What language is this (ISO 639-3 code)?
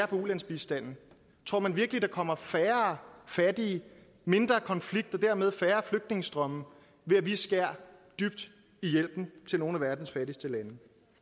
dan